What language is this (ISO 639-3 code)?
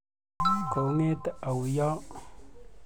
kln